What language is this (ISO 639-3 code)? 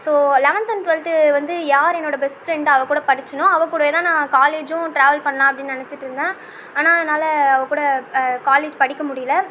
tam